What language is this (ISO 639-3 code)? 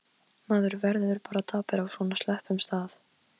isl